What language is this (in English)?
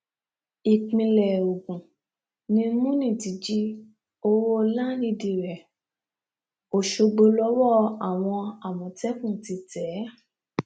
Yoruba